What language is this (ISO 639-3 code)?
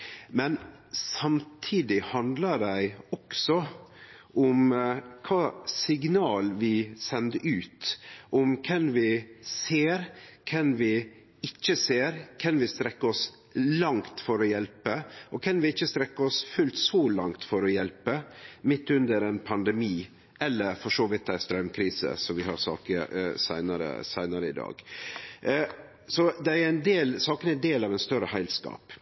nno